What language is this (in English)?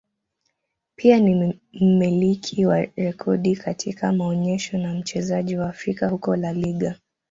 Swahili